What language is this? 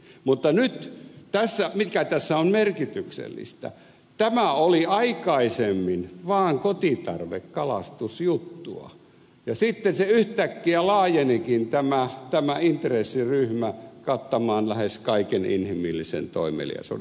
Finnish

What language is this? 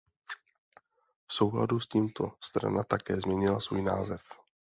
Czech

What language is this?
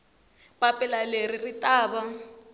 Tsonga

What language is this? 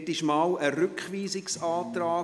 Swiss German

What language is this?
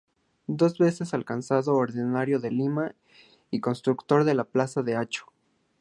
Spanish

